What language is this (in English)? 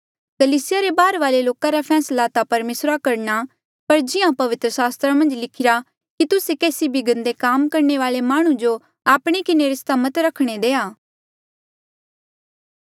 Mandeali